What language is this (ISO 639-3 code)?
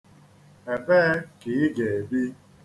ibo